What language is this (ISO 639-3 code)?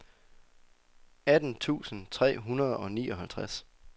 dan